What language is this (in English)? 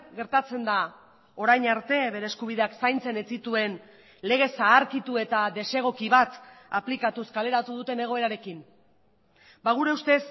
Basque